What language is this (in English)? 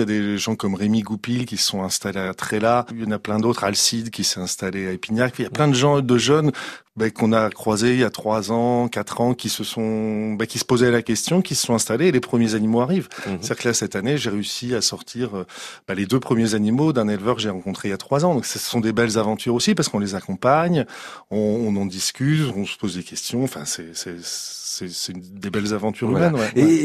French